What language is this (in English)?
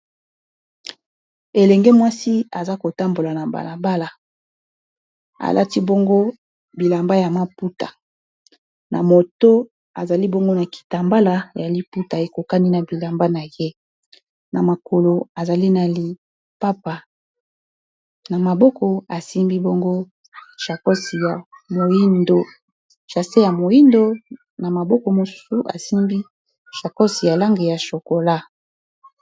Lingala